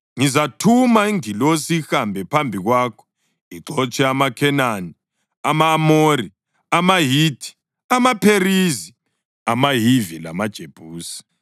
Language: North Ndebele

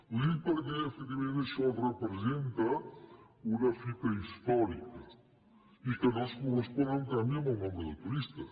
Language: Catalan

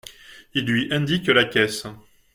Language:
French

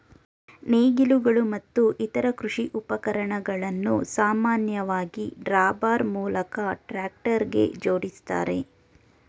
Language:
Kannada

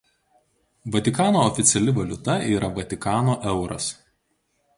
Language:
Lithuanian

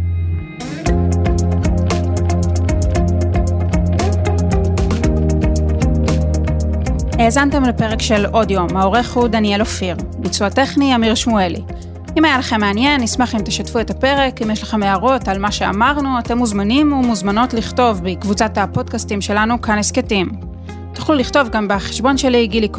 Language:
Hebrew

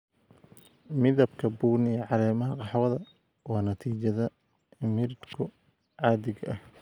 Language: Somali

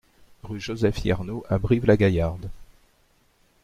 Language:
French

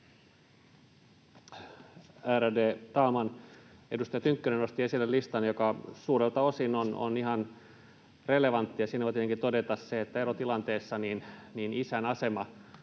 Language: Finnish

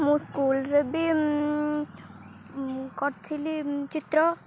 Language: Odia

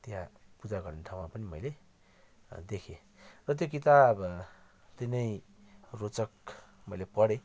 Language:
Nepali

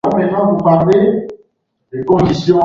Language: Swahili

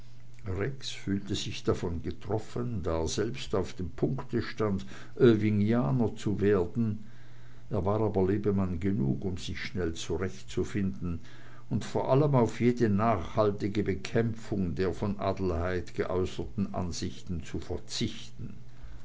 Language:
German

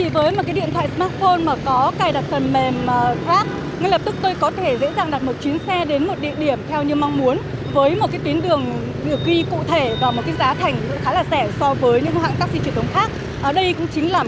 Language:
Vietnamese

